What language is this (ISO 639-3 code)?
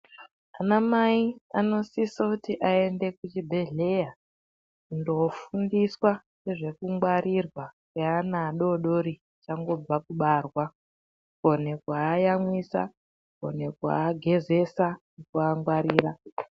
ndc